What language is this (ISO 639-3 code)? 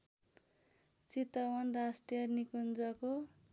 nep